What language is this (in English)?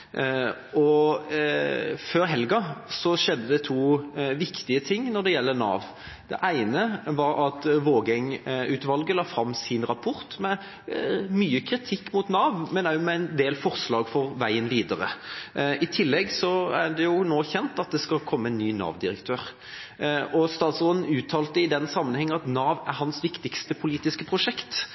Norwegian Bokmål